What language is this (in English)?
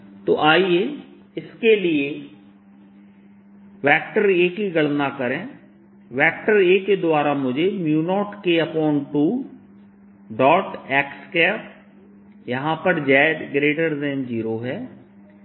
Hindi